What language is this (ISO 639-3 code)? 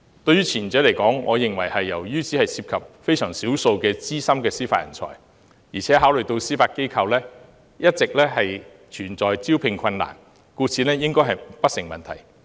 yue